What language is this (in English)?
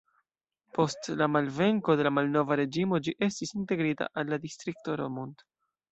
Esperanto